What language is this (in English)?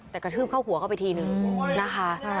Thai